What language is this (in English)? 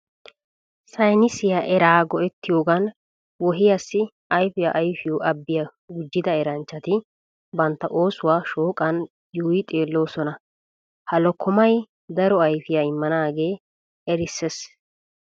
Wolaytta